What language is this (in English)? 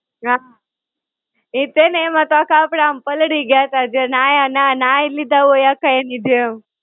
Gujarati